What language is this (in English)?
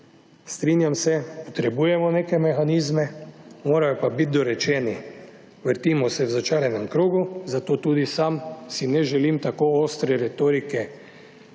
Slovenian